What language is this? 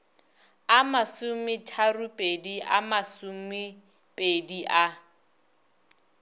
Northern Sotho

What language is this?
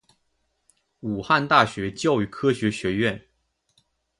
Chinese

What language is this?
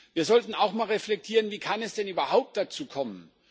German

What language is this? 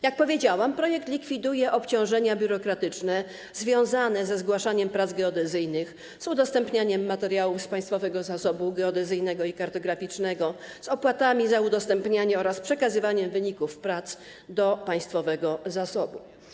Polish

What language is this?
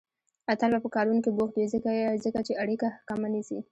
Pashto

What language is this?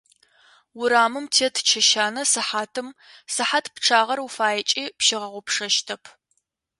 Adyghe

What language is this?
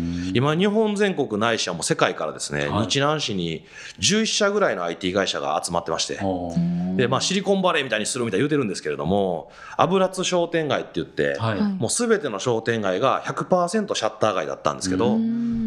Japanese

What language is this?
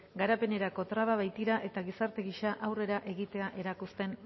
Basque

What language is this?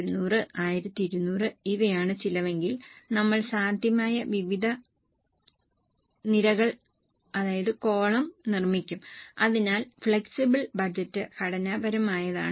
Malayalam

